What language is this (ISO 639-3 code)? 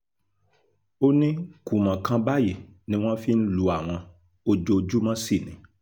yor